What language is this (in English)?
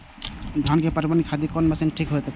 Maithili